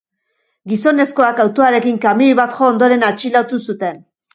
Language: Basque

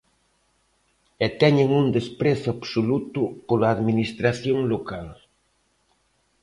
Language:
Galician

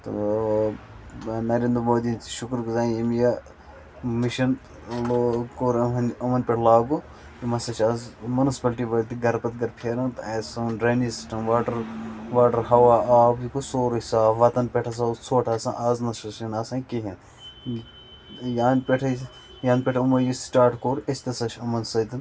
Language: Kashmiri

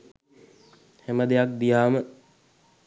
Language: Sinhala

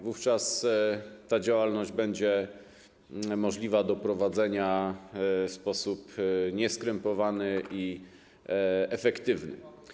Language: Polish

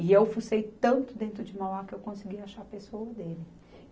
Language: Portuguese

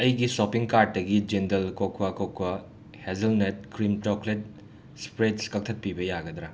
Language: Manipuri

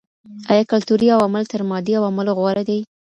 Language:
Pashto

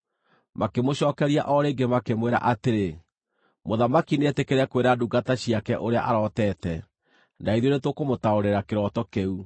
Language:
Kikuyu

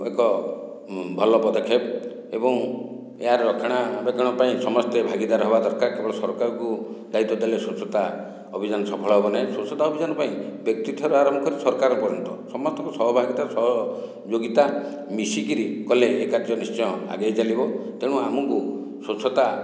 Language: Odia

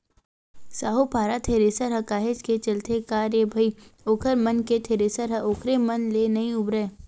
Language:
Chhattisgarhi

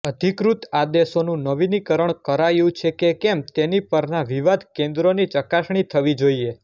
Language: Gujarati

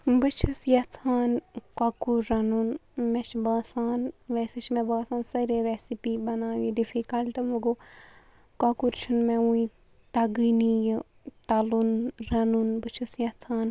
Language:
Kashmiri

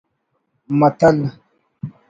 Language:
Brahui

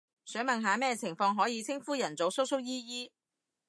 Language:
Cantonese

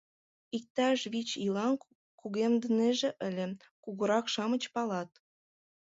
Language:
Mari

